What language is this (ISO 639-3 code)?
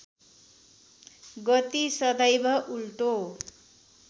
nep